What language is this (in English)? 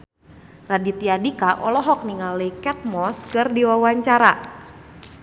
Sundanese